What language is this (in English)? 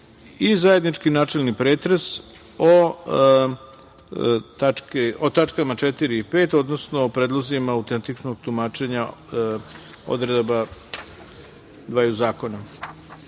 Serbian